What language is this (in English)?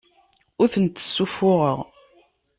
Kabyle